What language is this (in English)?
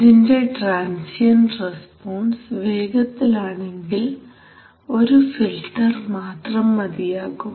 Malayalam